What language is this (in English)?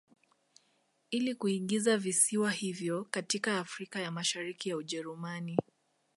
Swahili